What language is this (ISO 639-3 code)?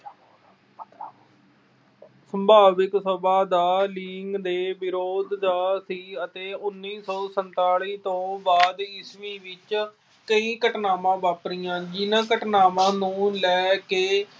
pan